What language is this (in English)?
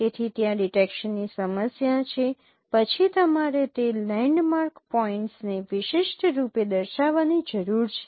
Gujarati